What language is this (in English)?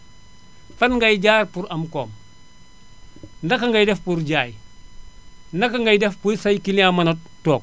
Wolof